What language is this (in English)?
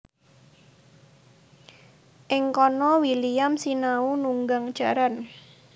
Javanese